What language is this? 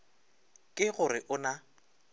Northern Sotho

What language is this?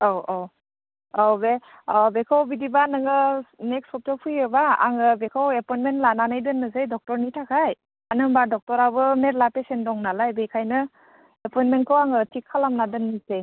Bodo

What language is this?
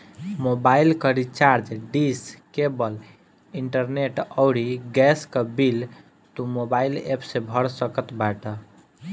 Bhojpuri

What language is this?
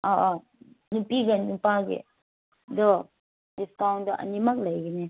Manipuri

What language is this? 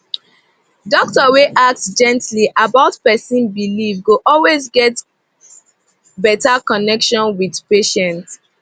Nigerian Pidgin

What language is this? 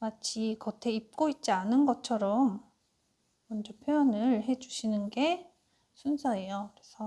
Korean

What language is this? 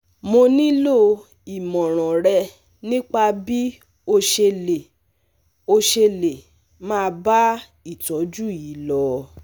Yoruba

